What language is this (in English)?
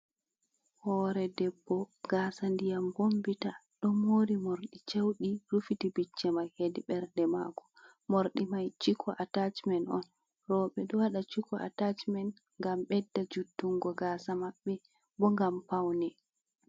Fula